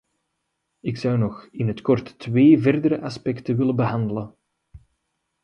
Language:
Dutch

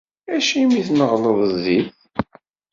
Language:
Kabyle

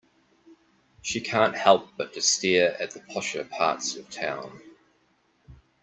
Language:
English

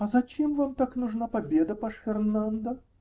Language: Russian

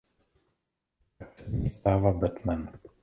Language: Czech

